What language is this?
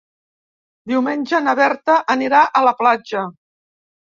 Catalan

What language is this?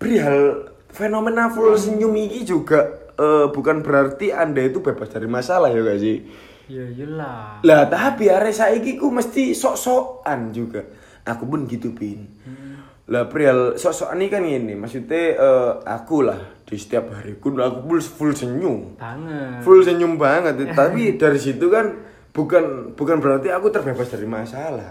Indonesian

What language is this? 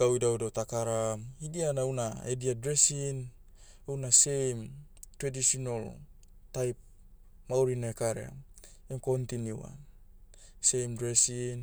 Motu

